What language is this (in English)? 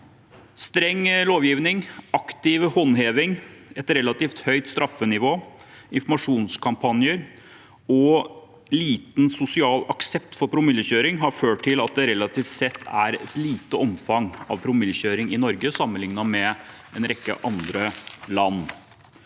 Norwegian